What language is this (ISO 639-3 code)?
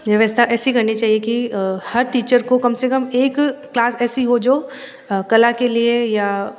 hin